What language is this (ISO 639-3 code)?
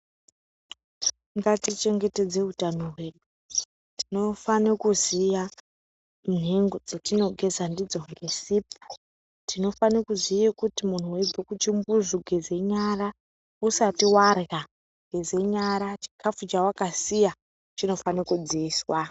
ndc